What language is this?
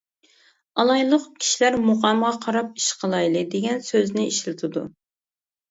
Uyghur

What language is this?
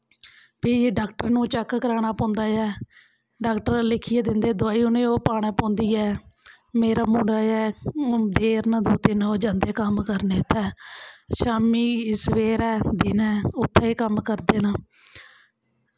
Dogri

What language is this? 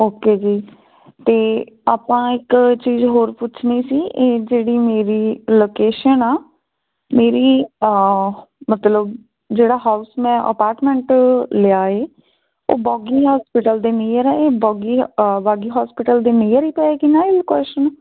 Punjabi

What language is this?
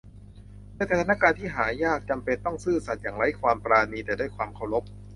Thai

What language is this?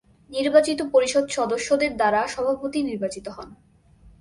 Bangla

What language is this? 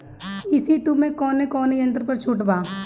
Bhojpuri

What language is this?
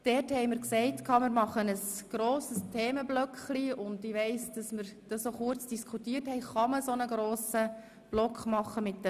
Swiss German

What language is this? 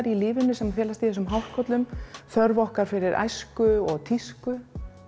Icelandic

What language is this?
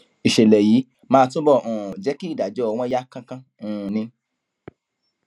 Yoruba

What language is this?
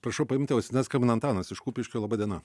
Lithuanian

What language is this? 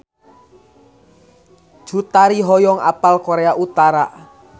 Sundanese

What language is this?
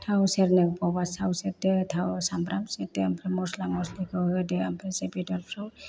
Bodo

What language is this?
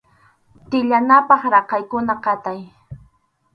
Arequipa-La Unión Quechua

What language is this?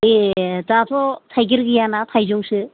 Bodo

